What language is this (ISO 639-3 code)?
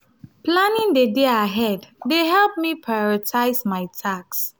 pcm